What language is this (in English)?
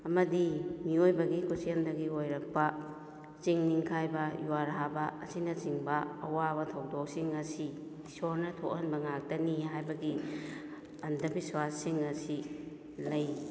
Manipuri